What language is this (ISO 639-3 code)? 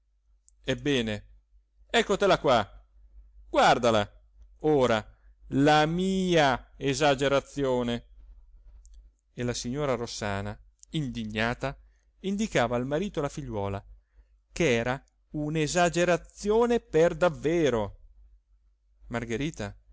ita